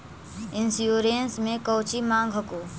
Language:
Magahi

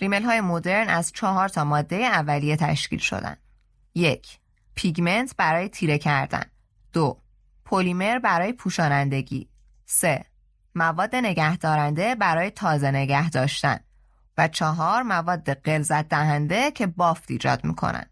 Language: Persian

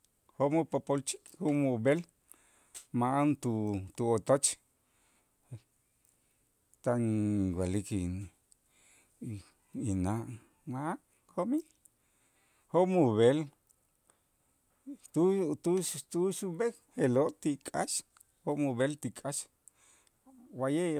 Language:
Itzá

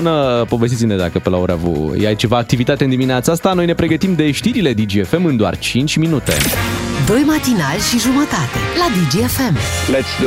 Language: Romanian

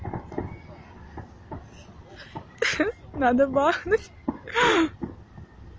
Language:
Russian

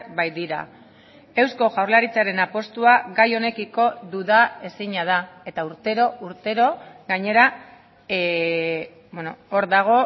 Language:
Basque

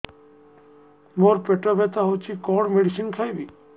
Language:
Odia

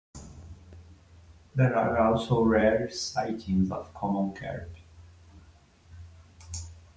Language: English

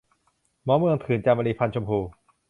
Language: Thai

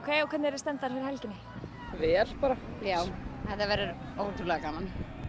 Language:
Icelandic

